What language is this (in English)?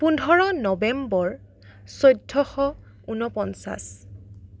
Assamese